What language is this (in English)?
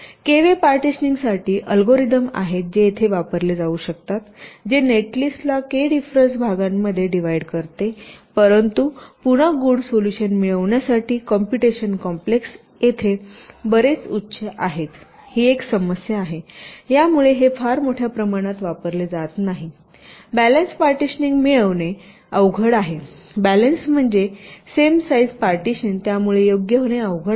Marathi